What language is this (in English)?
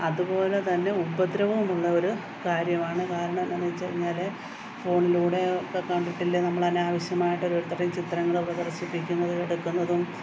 Malayalam